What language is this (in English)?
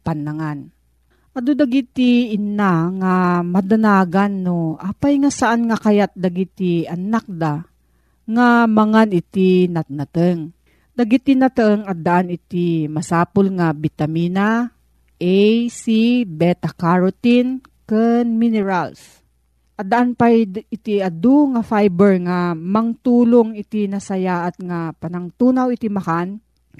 Filipino